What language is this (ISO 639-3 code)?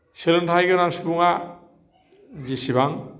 brx